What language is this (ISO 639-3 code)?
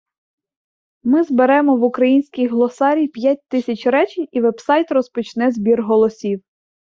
ukr